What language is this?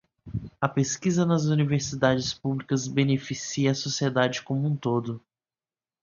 Portuguese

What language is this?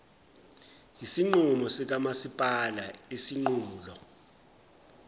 Zulu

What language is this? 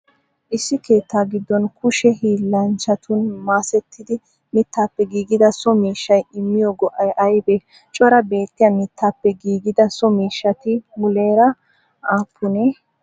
Wolaytta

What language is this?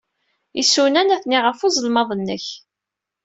Kabyle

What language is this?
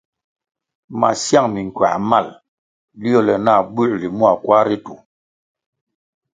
Kwasio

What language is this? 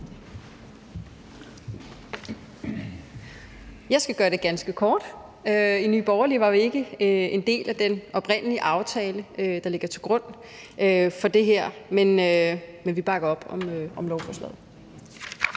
Danish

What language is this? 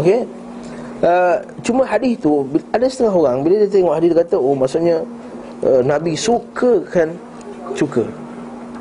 Malay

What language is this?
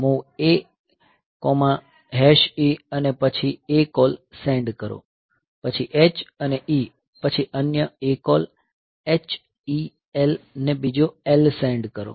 Gujarati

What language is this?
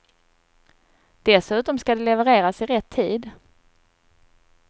Swedish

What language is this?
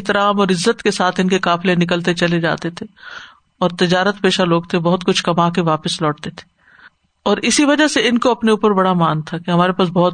Urdu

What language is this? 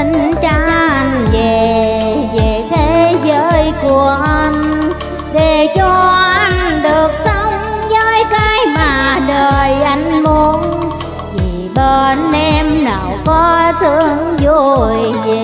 Vietnamese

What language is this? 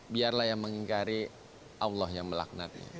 Indonesian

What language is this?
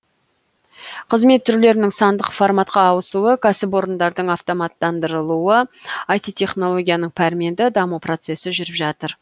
Kazakh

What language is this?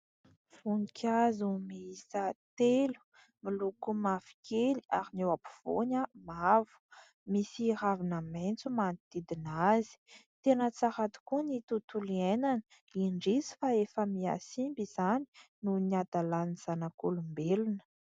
Malagasy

